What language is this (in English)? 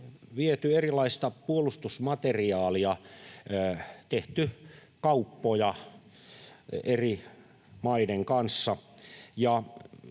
Finnish